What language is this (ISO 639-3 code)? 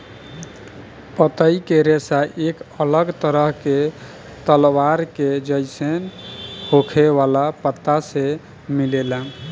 bho